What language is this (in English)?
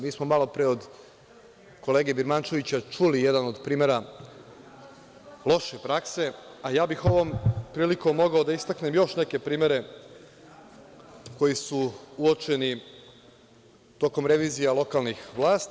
Serbian